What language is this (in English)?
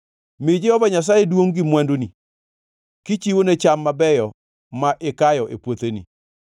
Luo (Kenya and Tanzania)